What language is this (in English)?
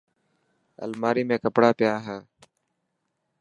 Dhatki